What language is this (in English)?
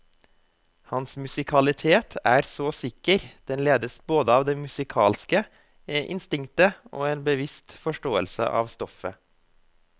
Norwegian